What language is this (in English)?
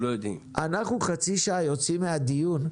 Hebrew